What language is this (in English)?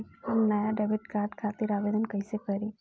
Bhojpuri